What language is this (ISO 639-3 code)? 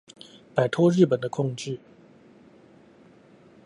zho